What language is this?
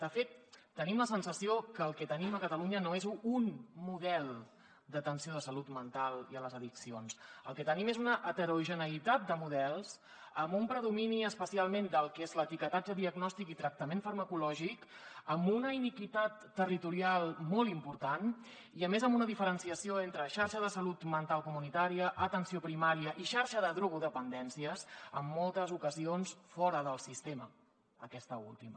Catalan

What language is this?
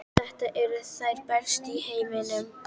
Icelandic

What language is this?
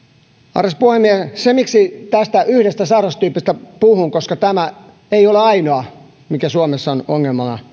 Finnish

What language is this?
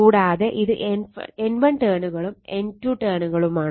Malayalam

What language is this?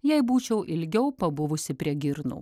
Lithuanian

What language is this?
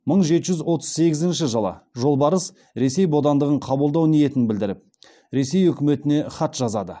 Kazakh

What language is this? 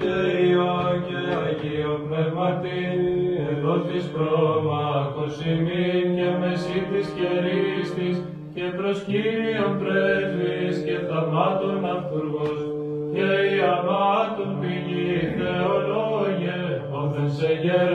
Greek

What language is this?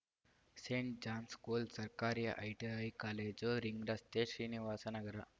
Kannada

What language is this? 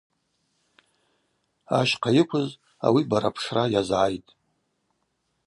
Abaza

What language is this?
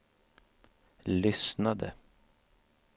Swedish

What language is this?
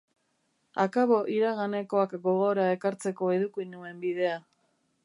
Basque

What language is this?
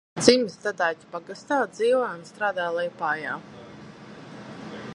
Latvian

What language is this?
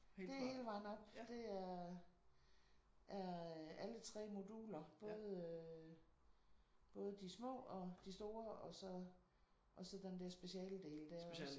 Danish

